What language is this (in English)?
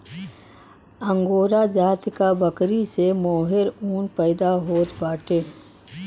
Bhojpuri